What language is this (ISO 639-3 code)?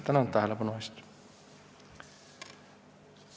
est